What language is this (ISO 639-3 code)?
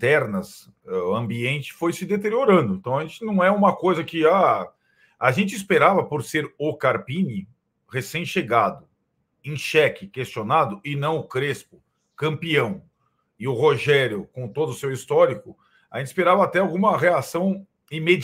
por